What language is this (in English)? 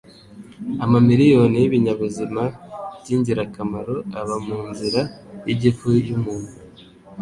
Kinyarwanda